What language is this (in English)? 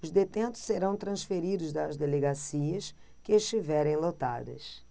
Portuguese